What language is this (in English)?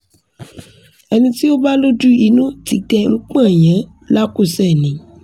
Yoruba